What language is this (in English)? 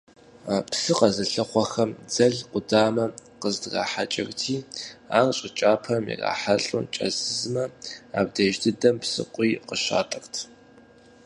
Kabardian